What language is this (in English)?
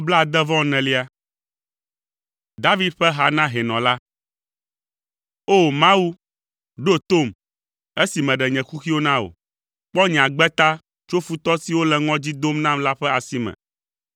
Ewe